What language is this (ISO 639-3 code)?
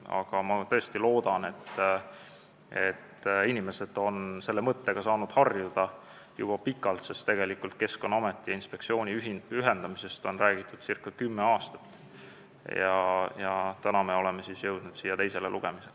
est